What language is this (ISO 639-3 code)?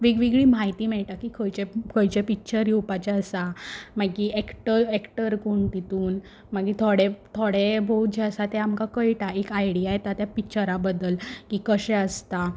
kok